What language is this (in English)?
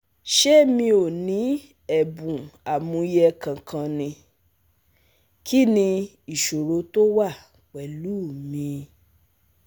Yoruba